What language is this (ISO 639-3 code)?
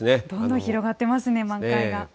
jpn